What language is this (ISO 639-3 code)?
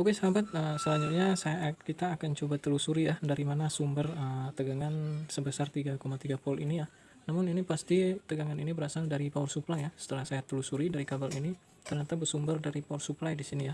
ind